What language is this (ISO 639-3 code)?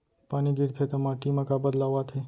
hne